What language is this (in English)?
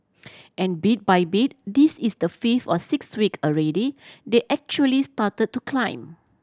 English